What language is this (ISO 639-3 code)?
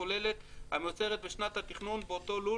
heb